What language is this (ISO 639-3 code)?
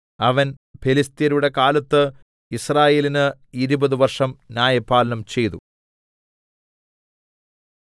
mal